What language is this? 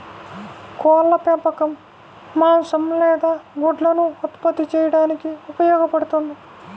Telugu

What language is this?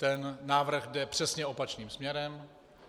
Czech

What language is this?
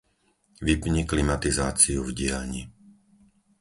Slovak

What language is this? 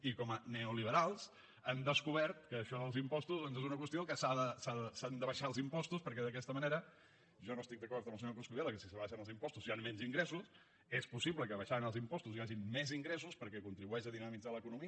Catalan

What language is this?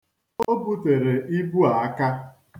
Igbo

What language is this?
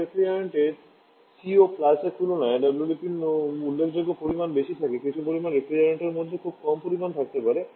Bangla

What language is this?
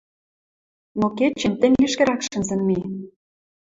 Western Mari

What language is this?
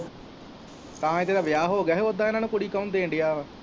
Punjabi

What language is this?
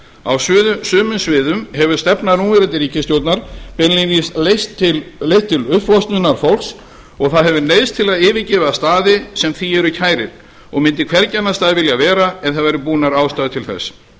Icelandic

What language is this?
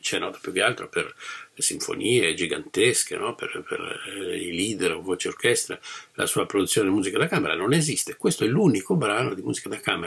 Italian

